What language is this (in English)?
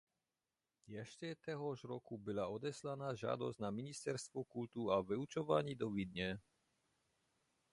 Czech